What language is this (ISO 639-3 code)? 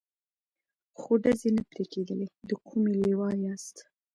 pus